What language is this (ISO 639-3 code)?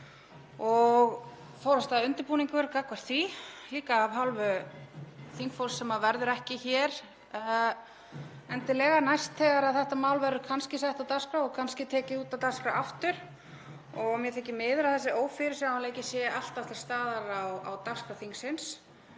isl